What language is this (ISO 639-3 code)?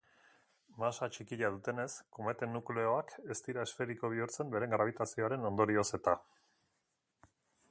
eus